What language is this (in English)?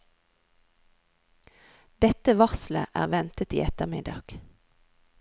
Norwegian